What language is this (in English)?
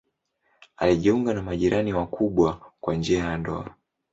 Swahili